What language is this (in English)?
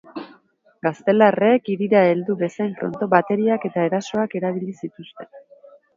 Basque